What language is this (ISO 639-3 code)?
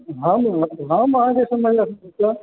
mai